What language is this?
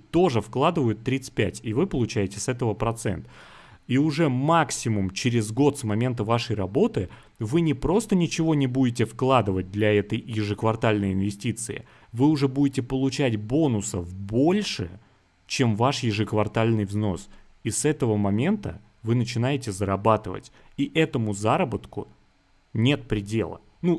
Russian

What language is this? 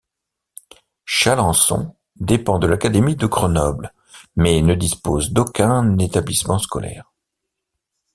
French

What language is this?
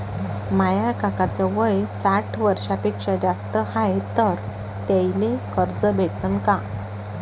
Marathi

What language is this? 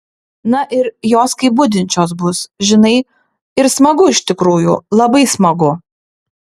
Lithuanian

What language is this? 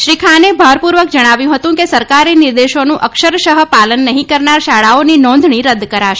Gujarati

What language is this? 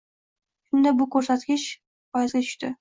Uzbek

